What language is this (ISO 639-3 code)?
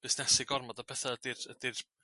cym